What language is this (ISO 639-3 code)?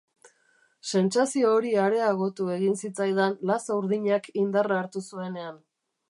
eus